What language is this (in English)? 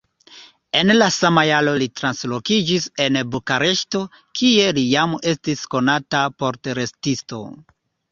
Esperanto